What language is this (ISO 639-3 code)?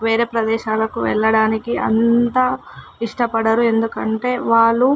tel